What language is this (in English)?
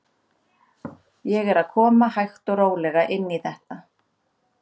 Icelandic